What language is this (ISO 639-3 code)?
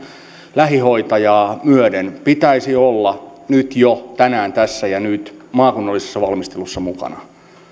fin